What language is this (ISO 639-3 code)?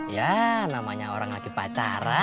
ind